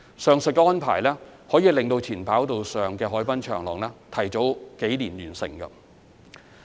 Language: Cantonese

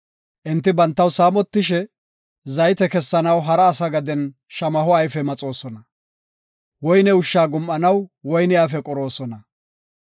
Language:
Gofa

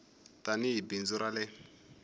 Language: Tsonga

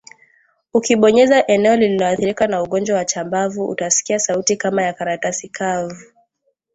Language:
Swahili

